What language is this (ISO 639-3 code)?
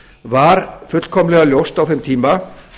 isl